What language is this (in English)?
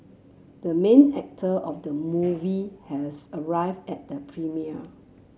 English